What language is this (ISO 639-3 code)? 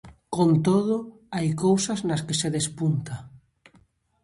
glg